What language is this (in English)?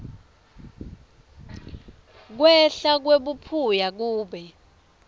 Swati